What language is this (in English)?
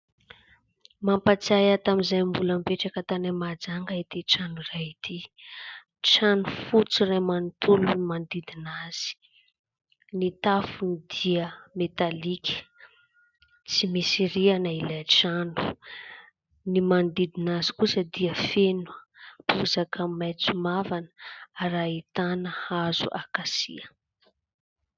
Malagasy